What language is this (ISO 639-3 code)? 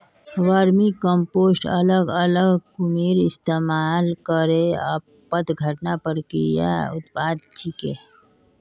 mag